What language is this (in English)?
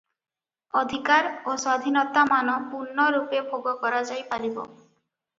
Odia